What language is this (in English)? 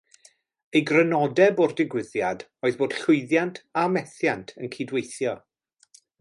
Welsh